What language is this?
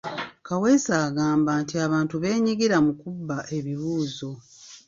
Ganda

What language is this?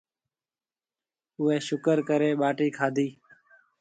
Marwari (Pakistan)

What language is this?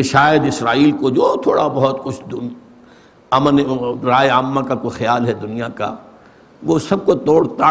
Urdu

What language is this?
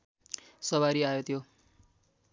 Nepali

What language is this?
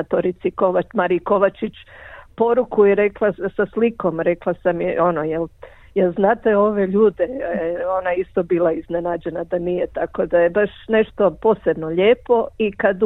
Croatian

